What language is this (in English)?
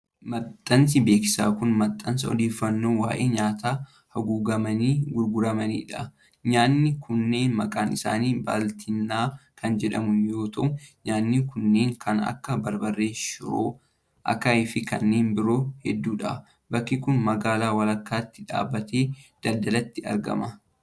Oromo